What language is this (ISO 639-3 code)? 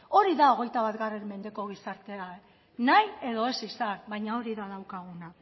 eus